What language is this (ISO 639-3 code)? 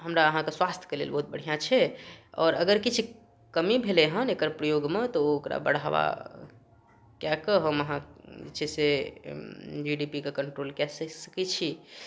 mai